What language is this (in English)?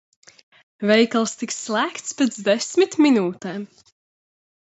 Latvian